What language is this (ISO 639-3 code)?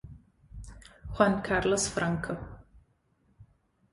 ita